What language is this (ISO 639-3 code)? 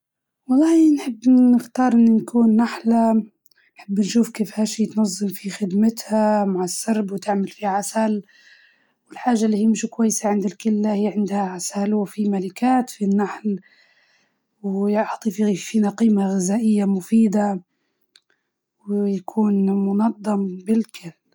ayl